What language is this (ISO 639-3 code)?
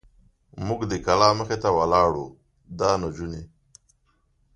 pus